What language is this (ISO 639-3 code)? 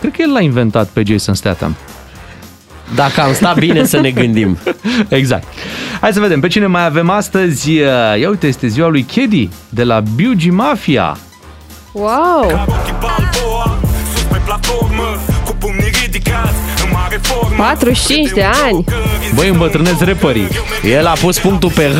ron